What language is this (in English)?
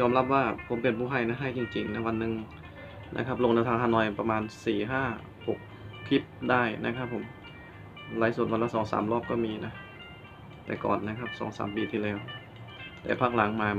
Thai